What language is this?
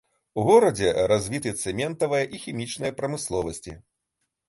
Belarusian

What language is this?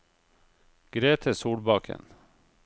Norwegian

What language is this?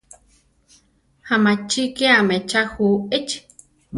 Central Tarahumara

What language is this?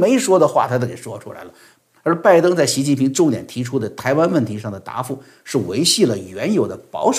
Chinese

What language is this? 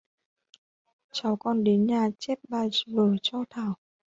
Vietnamese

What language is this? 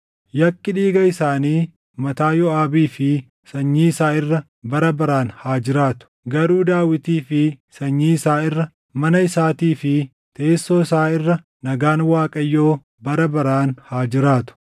Oromo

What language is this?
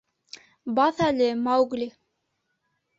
Bashkir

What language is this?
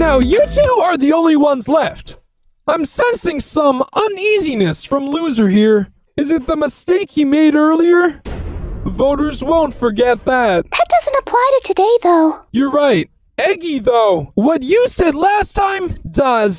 English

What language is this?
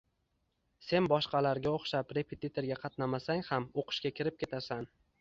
Uzbek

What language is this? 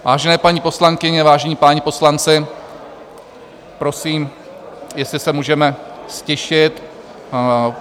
Czech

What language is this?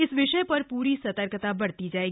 Hindi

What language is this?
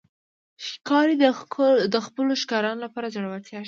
Pashto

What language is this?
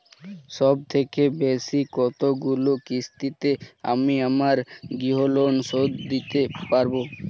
Bangla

